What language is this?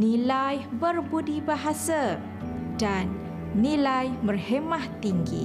Malay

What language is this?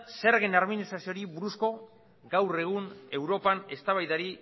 Basque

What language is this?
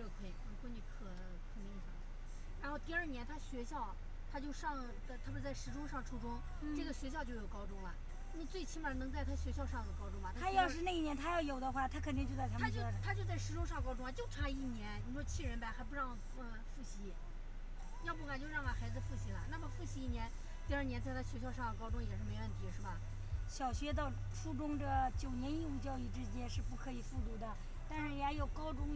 Chinese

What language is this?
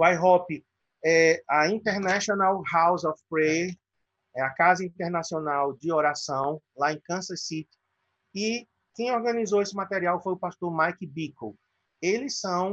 Portuguese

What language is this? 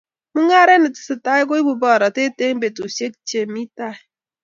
Kalenjin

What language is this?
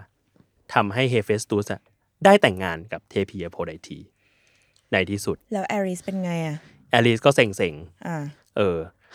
Thai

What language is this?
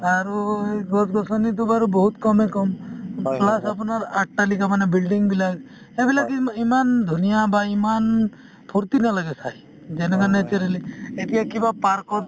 Assamese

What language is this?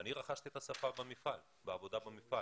Hebrew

